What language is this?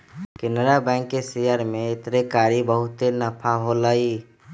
Magahi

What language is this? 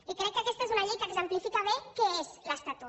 Catalan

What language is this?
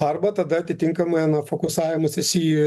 Lithuanian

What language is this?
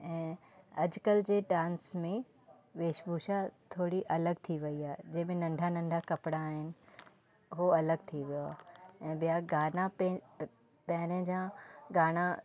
Sindhi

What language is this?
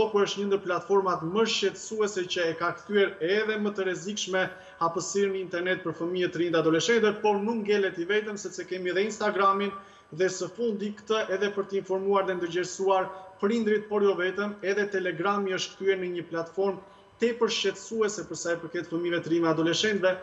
Romanian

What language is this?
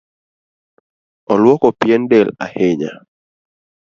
Luo (Kenya and Tanzania)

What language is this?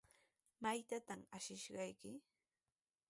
Sihuas Ancash Quechua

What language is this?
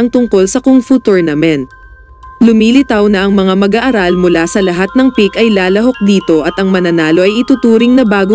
Filipino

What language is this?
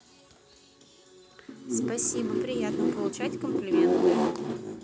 Russian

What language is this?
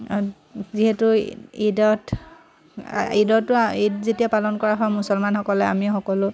Assamese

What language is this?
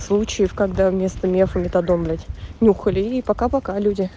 Russian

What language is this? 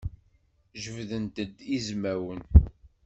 Kabyle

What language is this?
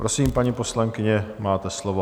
Czech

